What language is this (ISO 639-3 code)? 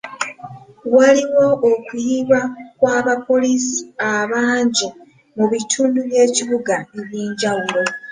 lug